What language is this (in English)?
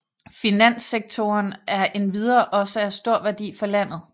Danish